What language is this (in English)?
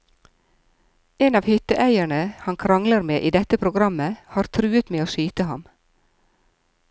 Norwegian